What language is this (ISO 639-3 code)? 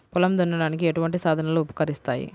tel